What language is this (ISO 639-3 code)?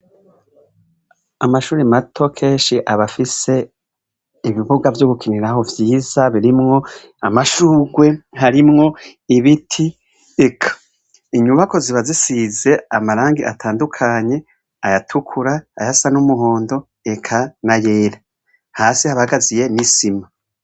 run